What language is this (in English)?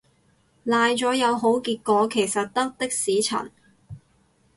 Cantonese